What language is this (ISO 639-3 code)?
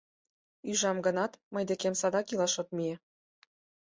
chm